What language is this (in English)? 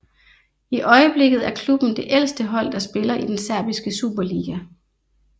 Danish